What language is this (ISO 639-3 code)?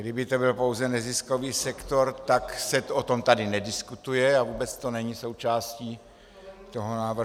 ces